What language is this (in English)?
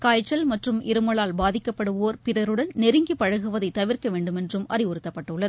Tamil